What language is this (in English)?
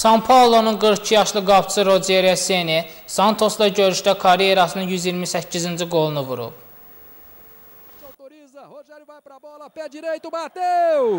Turkish